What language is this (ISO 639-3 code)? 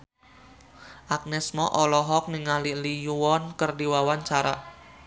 sun